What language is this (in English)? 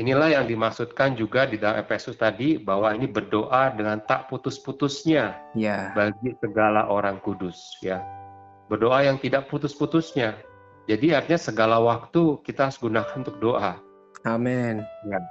Indonesian